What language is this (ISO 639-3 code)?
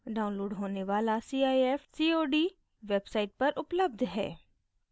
hin